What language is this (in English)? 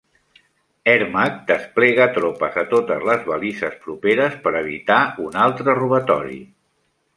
Catalan